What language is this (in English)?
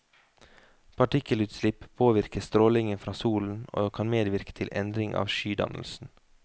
Norwegian